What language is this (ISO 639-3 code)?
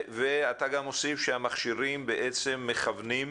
heb